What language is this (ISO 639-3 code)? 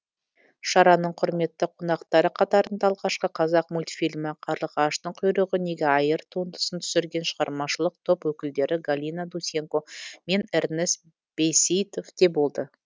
kaz